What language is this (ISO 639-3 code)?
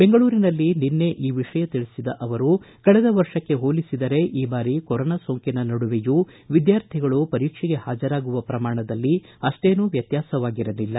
kan